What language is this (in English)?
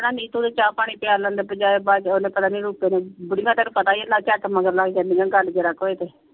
Punjabi